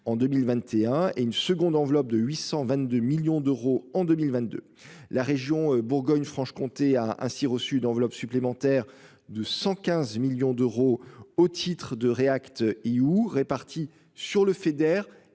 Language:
French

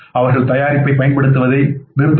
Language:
Tamil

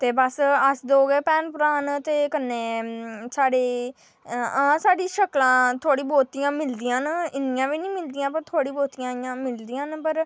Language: Dogri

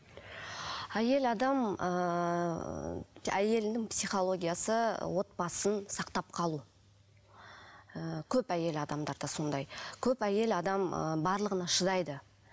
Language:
Kazakh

